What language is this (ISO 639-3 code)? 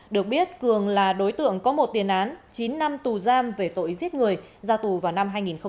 vie